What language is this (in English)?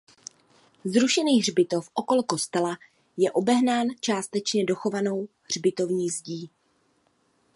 Czech